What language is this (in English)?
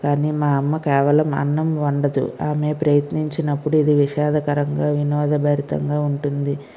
Telugu